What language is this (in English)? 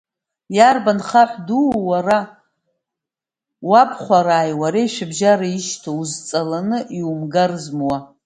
Abkhazian